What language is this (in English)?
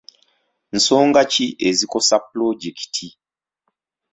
Ganda